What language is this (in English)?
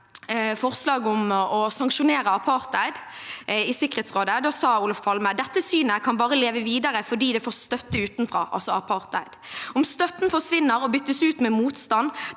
Norwegian